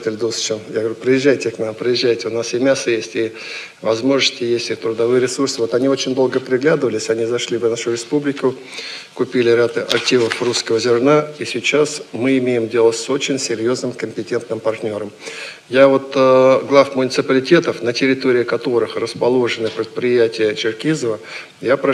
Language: Russian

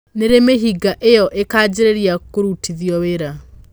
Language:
Kikuyu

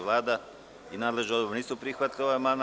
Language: Serbian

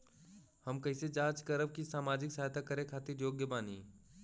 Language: Bhojpuri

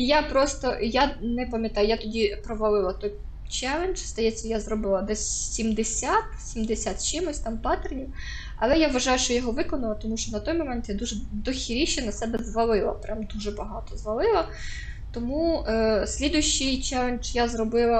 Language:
Ukrainian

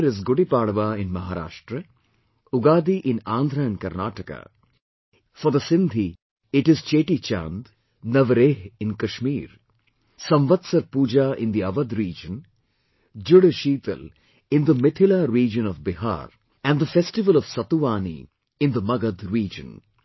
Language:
English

